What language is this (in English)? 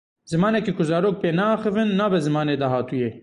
Kurdish